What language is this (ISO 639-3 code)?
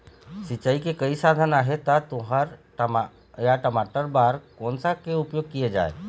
hne